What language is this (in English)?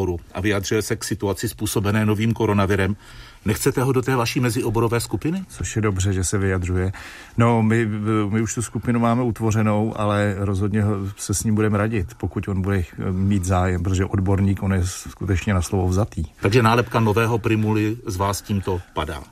Czech